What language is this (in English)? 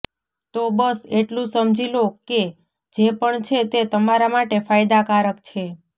Gujarati